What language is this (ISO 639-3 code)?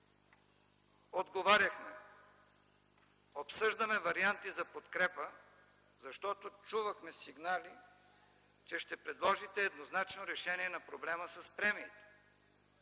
bul